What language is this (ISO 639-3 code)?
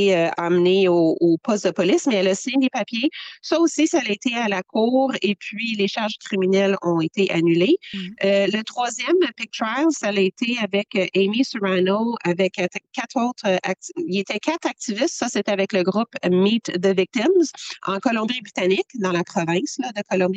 fra